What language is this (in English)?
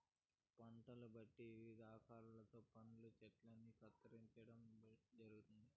Telugu